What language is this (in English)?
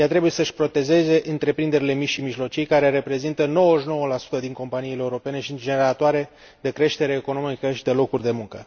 Romanian